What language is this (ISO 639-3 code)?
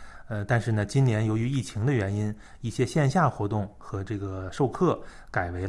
zho